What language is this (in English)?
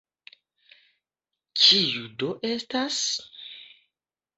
Esperanto